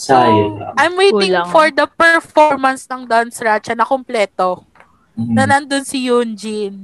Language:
Filipino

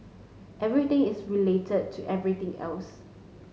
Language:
English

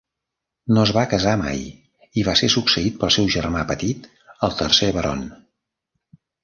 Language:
Catalan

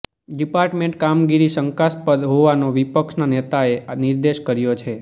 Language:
Gujarati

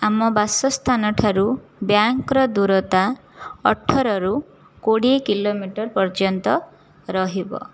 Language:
Odia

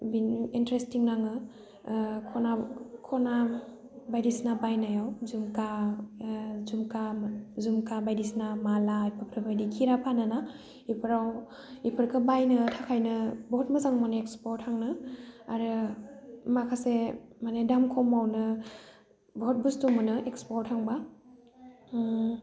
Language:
Bodo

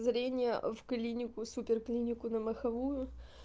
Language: Russian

